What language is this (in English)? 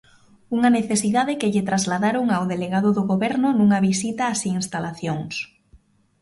Galician